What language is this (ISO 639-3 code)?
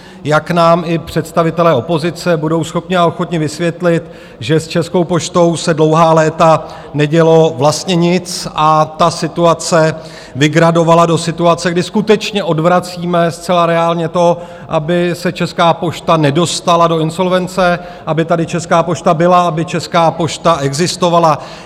ces